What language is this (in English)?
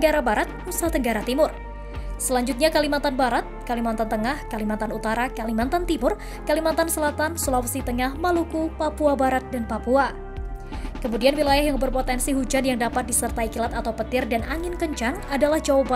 Indonesian